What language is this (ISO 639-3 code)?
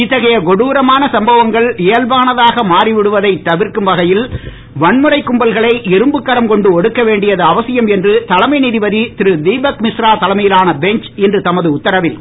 tam